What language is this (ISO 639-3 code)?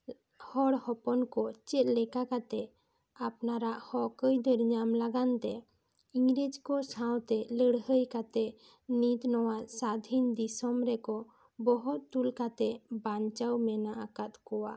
sat